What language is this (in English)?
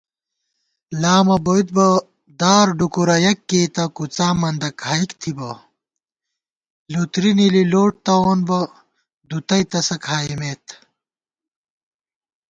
Gawar-Bati